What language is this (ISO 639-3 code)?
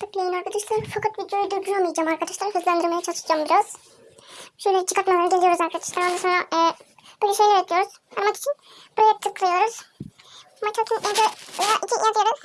tur